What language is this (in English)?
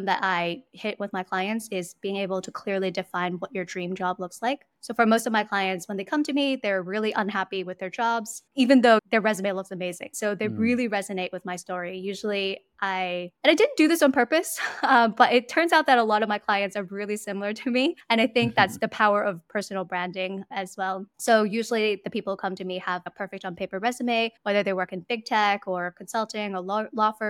English